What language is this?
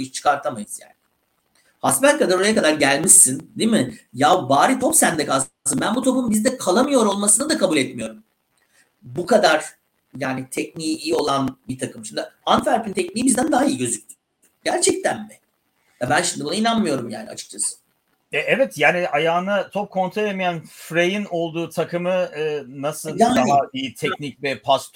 Turkish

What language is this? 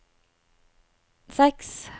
Norwegian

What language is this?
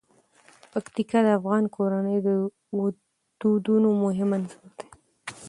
Pashto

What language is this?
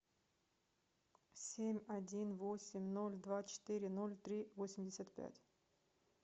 Russian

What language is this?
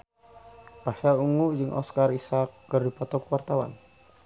Sundanese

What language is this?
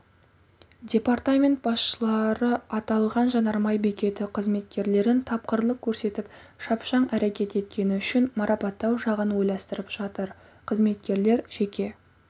Kazakh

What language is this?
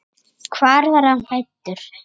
Icelandic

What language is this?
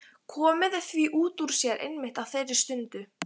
Icelandic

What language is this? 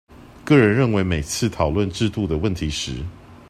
Chinese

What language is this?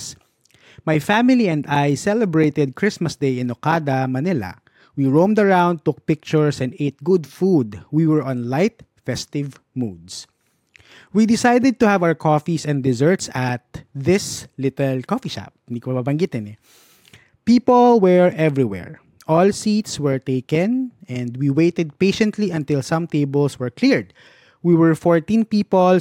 Filipino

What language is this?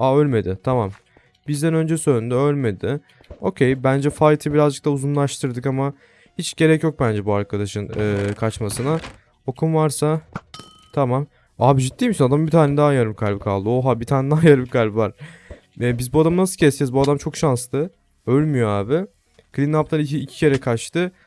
Turkish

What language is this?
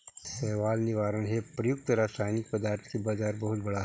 Magahi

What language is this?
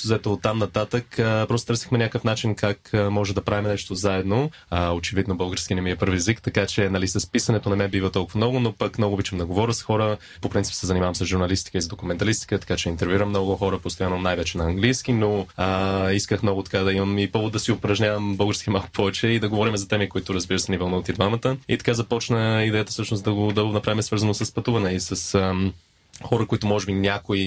Bulgarian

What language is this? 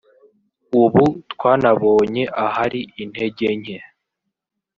Kinyarwanda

